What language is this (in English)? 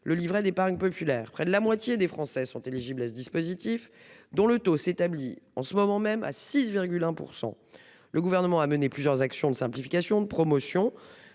French